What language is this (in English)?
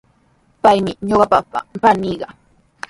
Sihuas Ancash Quechua